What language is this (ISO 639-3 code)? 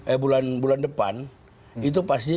ind